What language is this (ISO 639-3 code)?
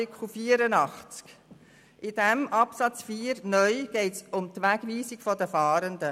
gsw